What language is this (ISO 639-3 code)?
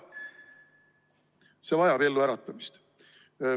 est